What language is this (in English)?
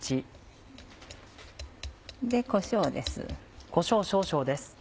Japanese